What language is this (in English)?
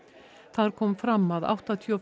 Icelandic